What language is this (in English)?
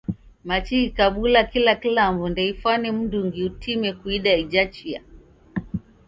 Taita